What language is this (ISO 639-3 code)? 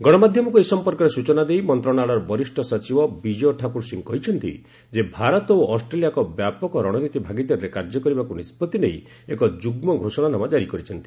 ori